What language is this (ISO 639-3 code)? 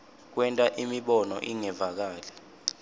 ssw